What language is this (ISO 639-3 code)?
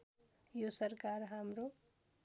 nep